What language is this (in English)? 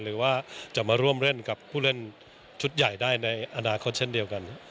Thai